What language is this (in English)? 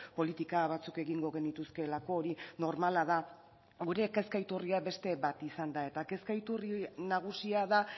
Basque